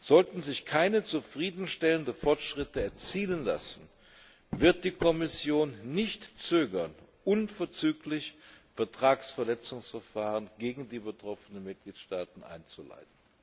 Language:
German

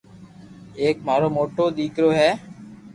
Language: Loarki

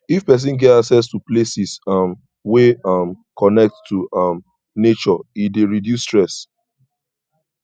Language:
Nigerian Pidgin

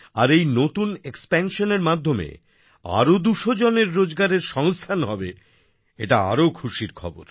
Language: Bangla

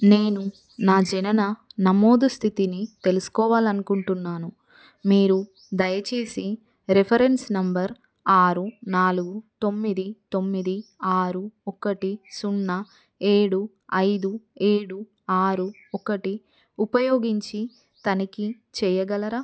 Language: Telugu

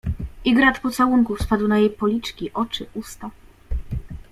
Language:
Polish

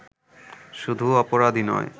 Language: Bangla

